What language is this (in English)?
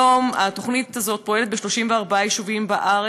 Hebrew